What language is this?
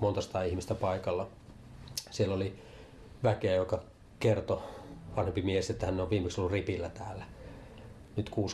Finnish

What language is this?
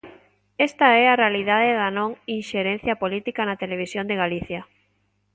Galician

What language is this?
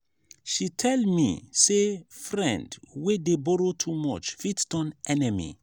Nigerian Pidgin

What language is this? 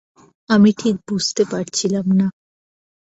Bangla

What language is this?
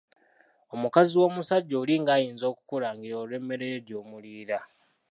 Ganda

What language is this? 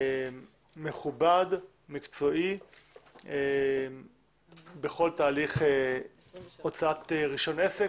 Hebrew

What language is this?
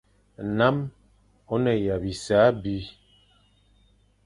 Fang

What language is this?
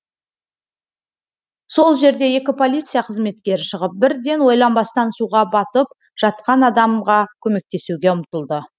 Kazakh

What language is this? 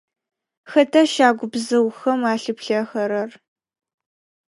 Adyghe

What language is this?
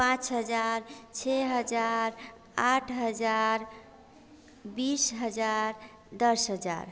Hindi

